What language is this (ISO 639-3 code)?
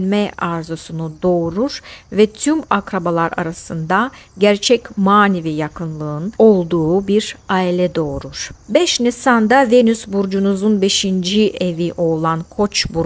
tur